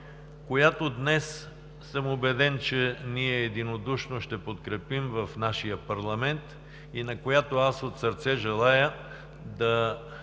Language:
Bulgarian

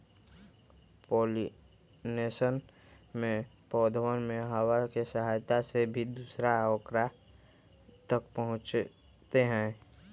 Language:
Magahi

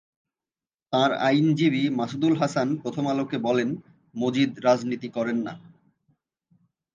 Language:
Bangla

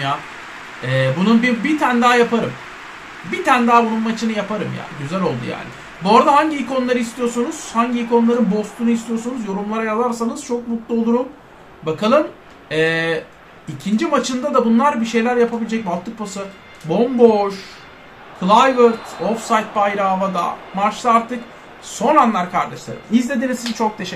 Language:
Turkish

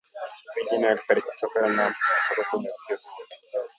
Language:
Swahili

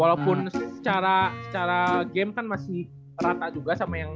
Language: Indonesian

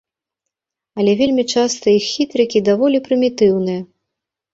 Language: Belarusian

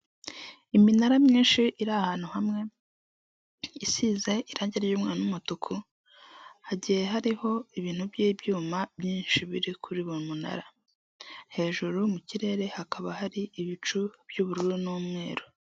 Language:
Kinyarwanda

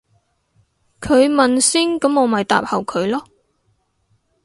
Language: Cantonese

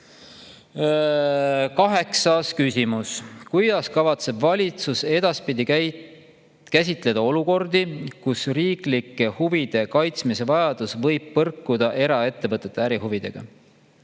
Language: Estonian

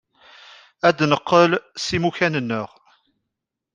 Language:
Kabyle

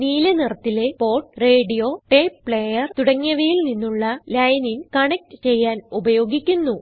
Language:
Malayalam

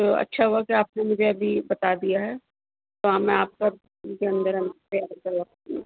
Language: Urdu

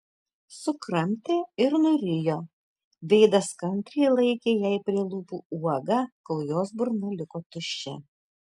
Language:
Lithuanian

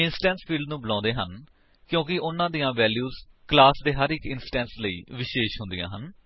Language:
Punjabi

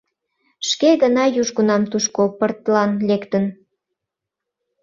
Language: Mari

